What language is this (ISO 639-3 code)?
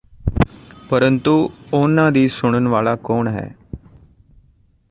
pan